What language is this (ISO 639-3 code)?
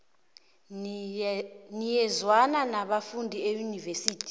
nbl